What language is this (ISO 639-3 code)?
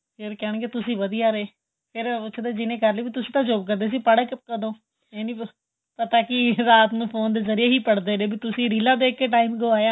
pan